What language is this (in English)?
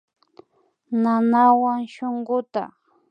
Imbabura Highland Quichua